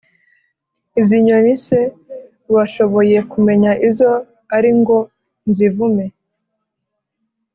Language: Kinyarwanda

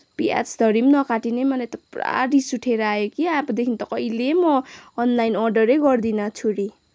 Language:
Nepali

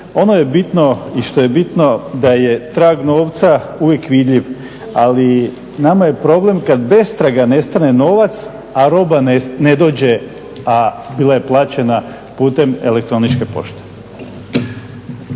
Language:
Croatian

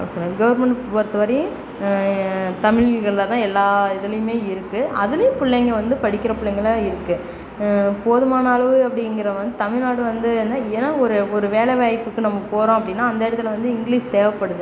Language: Tamil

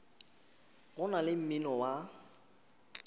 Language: Northern Sotho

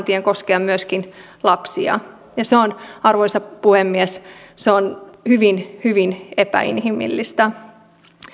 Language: Finnish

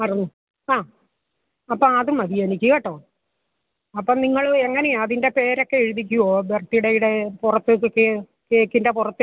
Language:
Malayalam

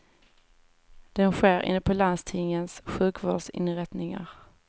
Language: Swedish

